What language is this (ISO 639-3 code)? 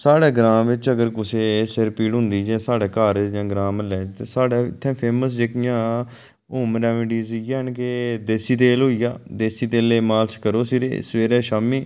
doi